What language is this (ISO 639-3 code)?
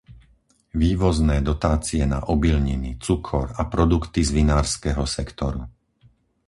slk